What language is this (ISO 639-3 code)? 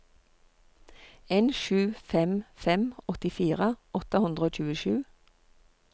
nor